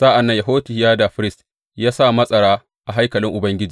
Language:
Hausa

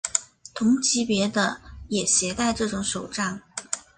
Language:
Chinese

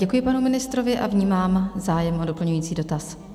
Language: Czech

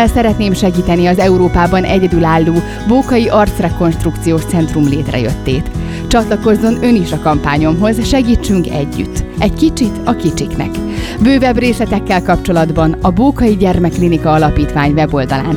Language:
Hungarian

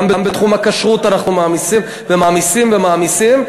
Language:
Hebrew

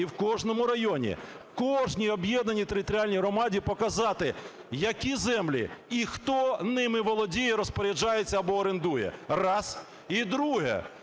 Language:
Ukrainian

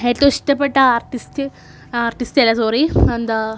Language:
Malayalam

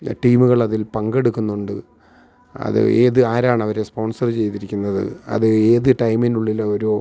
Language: Malayalam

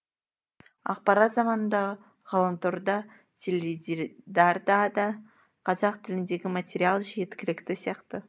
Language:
Kazakh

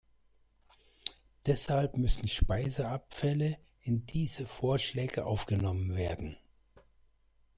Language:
German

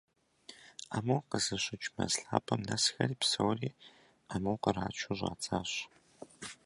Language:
Kabardian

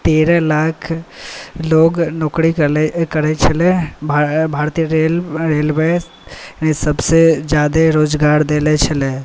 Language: Maithili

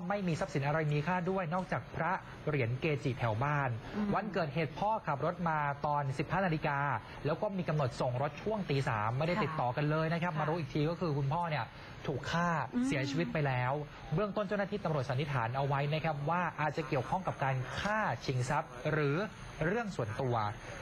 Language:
Thai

